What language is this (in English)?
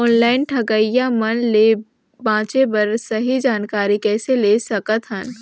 Chhattisgarhi